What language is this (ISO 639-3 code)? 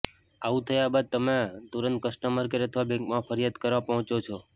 guj